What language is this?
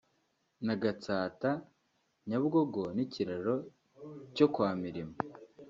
Kinyarwanda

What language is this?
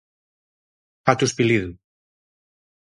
Galician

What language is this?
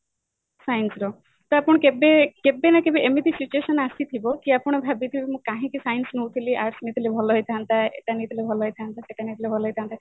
Odia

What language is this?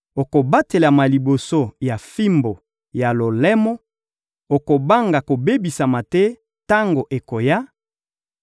Lingala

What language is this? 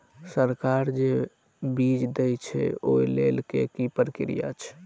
Maithili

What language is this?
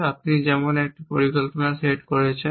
Bangla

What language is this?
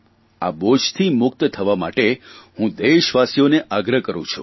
Gujarati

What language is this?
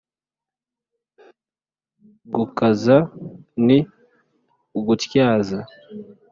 Kinyarwanda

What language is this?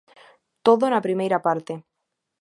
Galician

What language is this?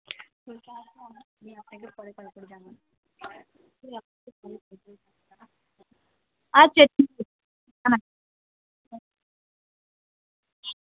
Bangla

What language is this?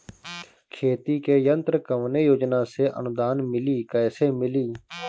Bhojpuri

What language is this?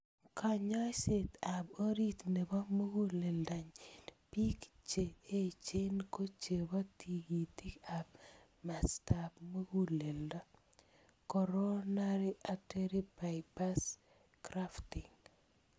Kalenjin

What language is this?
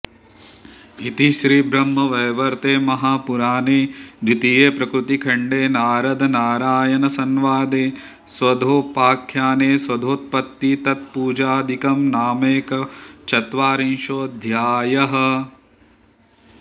Sanskrit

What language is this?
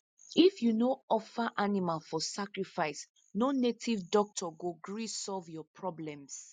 Nigerian Pidgin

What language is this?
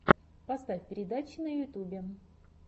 Russian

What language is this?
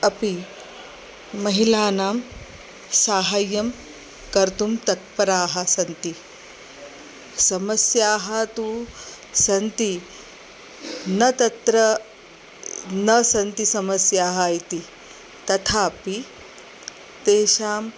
Sanskrit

